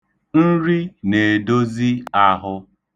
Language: Igbo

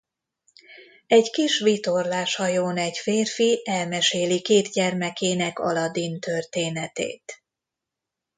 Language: Hungarian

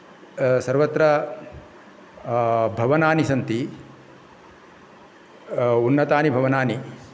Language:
Sanskrit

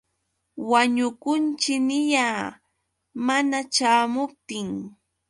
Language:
Yauyos Quechua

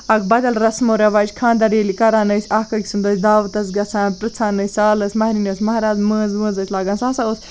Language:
Kashmiri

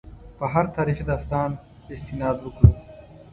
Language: Pashto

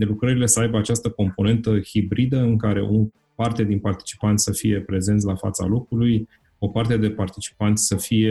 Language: Romanian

